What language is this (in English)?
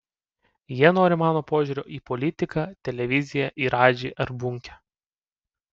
Lithuanian